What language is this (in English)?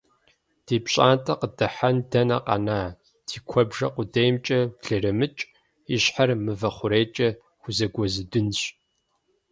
Kabardian